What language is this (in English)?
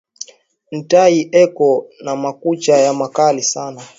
Swahili